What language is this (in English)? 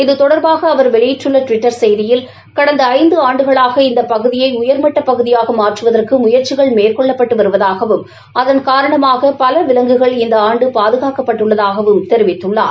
Tamil